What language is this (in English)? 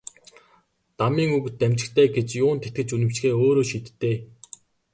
Mongolian